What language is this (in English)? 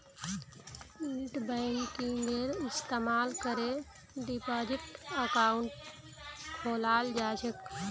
Magahi